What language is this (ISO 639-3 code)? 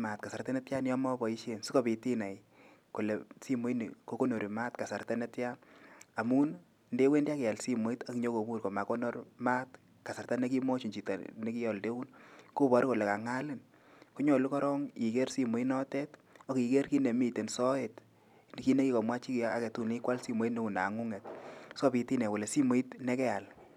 kln